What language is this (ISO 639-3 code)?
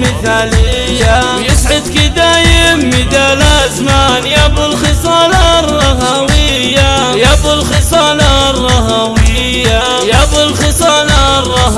ara